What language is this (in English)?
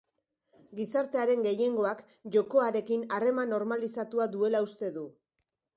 Basque